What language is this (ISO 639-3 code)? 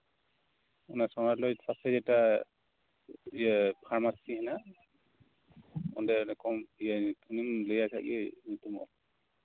sat